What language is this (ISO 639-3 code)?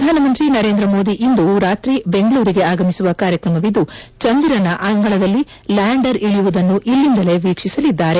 kan